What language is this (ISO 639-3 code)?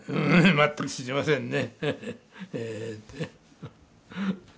jpn